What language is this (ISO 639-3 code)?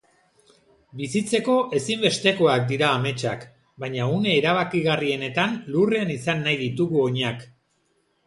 eus